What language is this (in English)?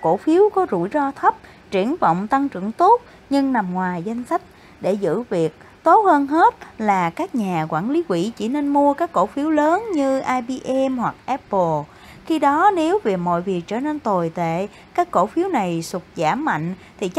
Vietnamese